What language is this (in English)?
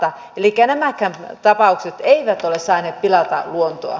Finnish